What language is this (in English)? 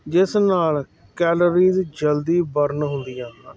Punjabi